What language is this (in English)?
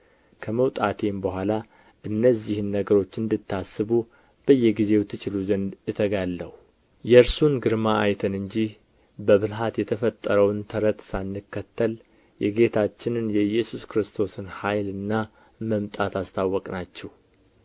Amharic